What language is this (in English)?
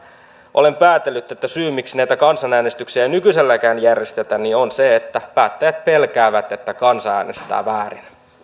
Finnish